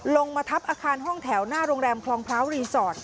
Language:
Thai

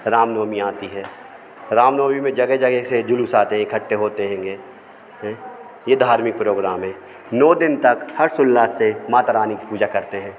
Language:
Hindi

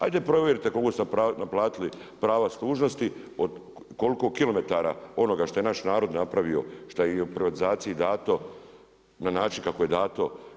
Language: Croatian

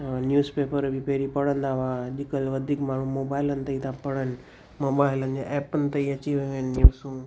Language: Sindhi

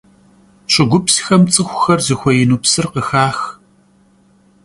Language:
Kabardian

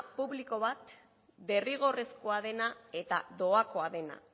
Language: Basque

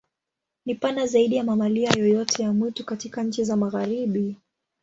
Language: Swahili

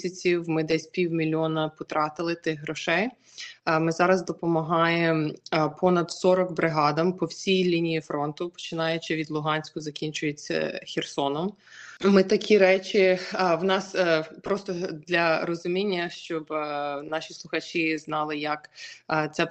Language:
Ukrainian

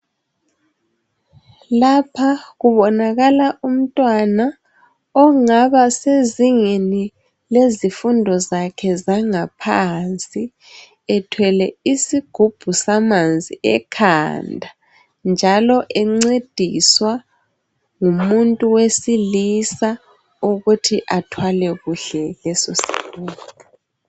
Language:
North Ndebele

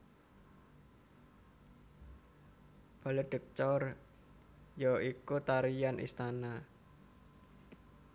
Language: Javanese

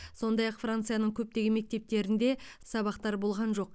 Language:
Kazakh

